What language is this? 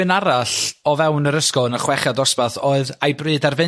Welsh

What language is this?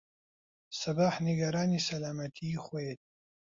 Central Kurdish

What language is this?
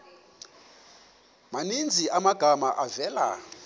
Xhosa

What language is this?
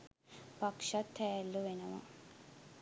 Sinhala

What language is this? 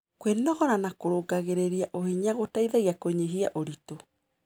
Kikuyu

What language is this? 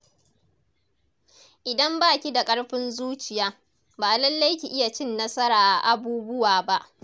Hausa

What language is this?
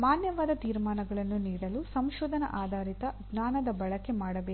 Kannada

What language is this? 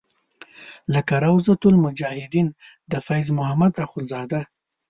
Pashto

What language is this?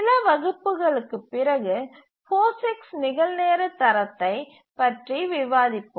Tamil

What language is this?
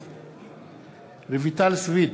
Hebrew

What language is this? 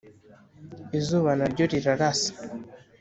Kinyarwanda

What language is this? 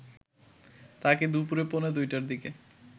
Bangla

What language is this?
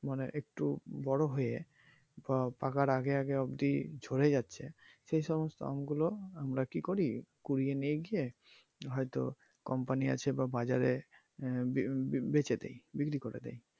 Bangla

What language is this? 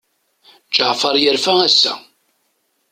Kabyle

